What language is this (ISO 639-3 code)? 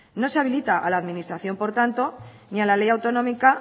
spa